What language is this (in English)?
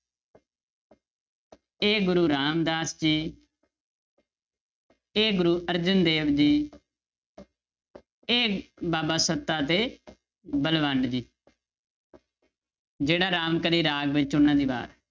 Punjabi